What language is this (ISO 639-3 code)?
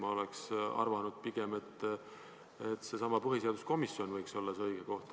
est